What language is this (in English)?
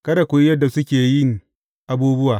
Hausa